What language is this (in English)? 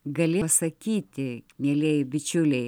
Lithuanian